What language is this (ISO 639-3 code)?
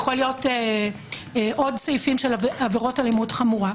heb